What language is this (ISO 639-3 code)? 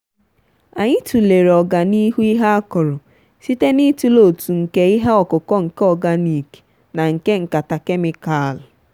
ibo